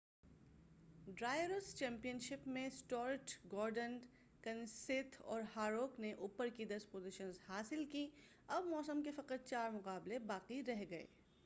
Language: Urdu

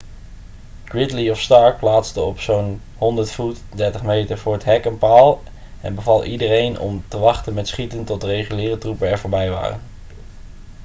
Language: Dutch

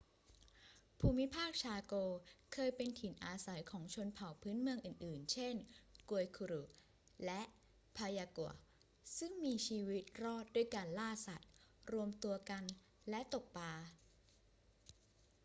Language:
Thai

